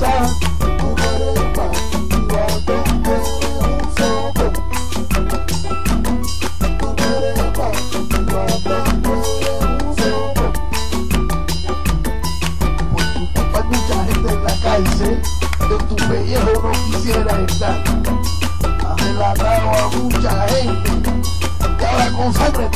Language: Vietnamese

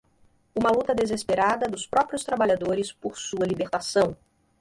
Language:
Portuguese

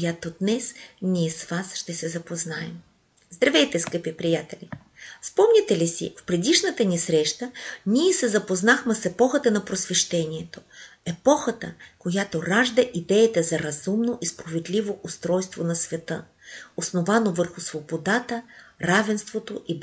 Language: Bulgarian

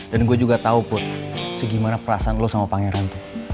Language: Indonesian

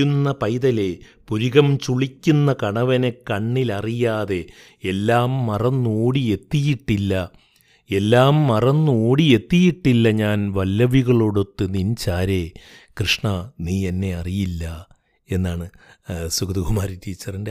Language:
Malayalam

